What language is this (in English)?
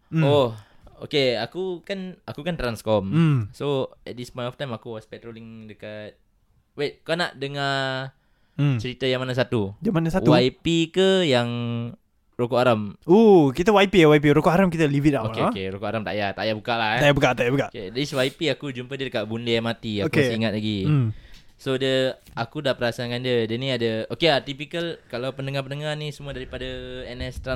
Malay